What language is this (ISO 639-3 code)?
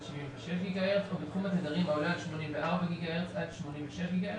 heb